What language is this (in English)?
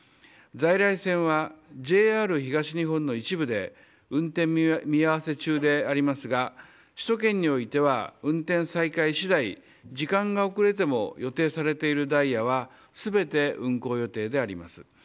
Japanese